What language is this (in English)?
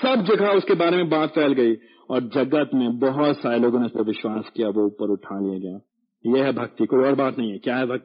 Hindi